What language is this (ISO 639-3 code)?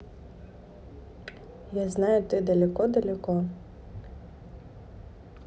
rus